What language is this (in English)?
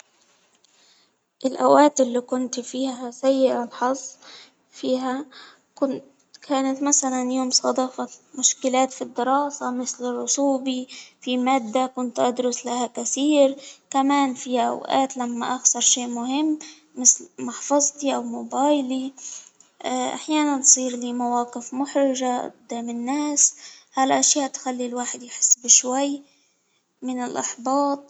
Hijazi Arabic